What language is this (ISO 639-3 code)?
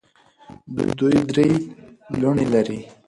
pus